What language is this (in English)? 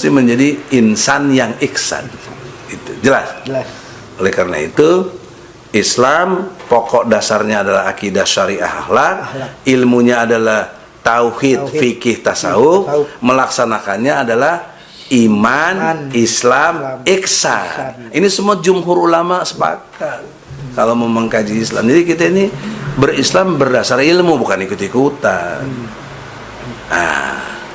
Indonesian